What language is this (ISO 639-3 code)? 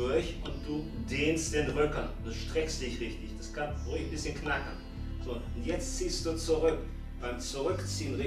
deu